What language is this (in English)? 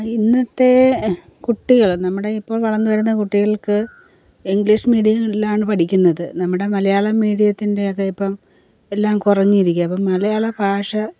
Malayalam